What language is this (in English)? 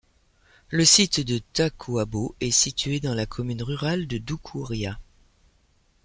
French